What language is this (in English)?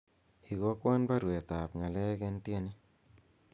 Kalenjin